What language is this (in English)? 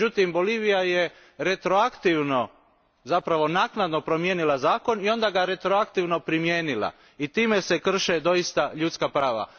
Croatian